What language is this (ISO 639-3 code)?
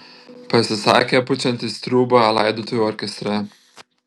lit